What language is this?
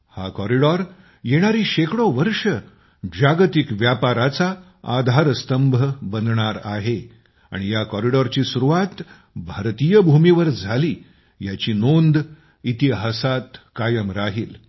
Marathi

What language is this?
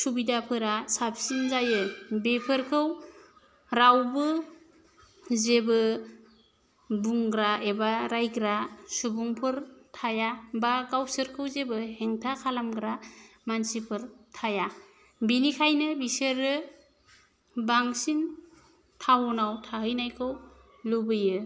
Bodo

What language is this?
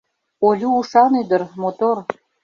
Mari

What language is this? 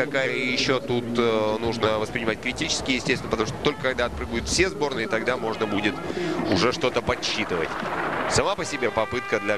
Russian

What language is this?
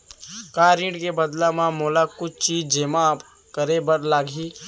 Chhattisgarhi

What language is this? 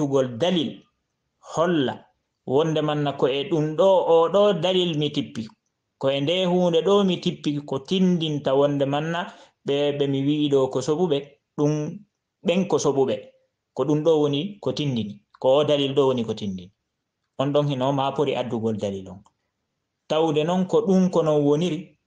Indonesian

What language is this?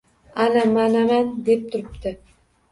Uzbek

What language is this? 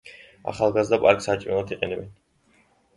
Georgian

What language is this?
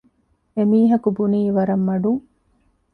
Divehi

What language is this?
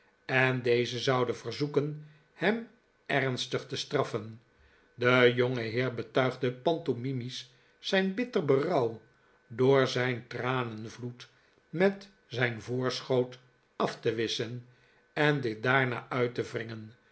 Dutch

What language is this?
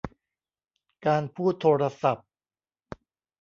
Thai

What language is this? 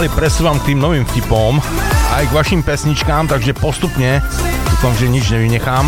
Slovak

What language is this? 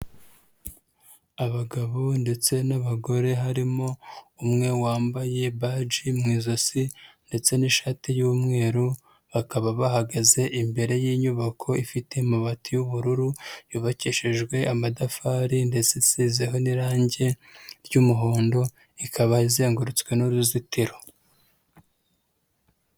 Kinyarwanda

